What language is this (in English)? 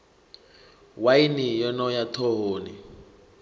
Venda